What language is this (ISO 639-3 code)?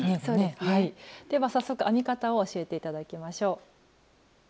jpn